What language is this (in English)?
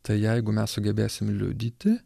Lithuanian